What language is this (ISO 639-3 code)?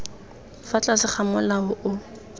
tsn